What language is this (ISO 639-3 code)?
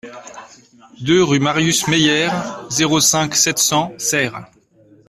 fra